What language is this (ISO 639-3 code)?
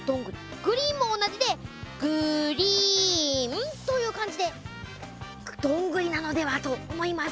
jpn